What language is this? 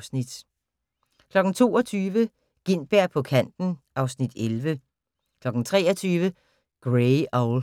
Danish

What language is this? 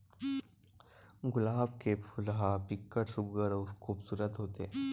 Chhattisgarhi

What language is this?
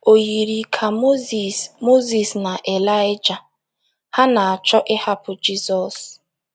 Igbo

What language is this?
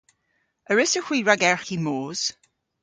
Cornish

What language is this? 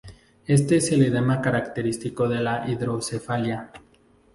Spanish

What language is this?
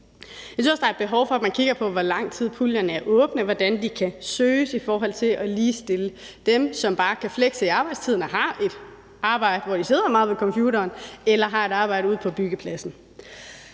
Danish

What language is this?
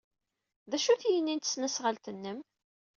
Kabyle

